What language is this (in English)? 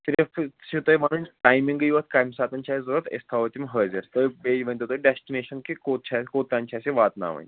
Kashmiri